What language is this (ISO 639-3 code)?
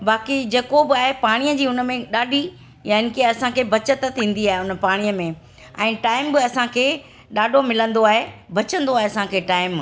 snd